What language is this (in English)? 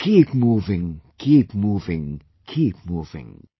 English